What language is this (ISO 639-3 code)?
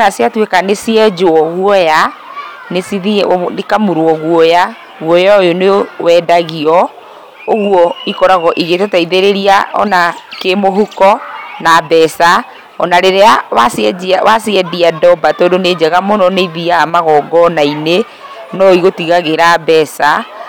kik